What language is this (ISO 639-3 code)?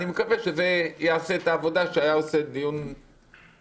heb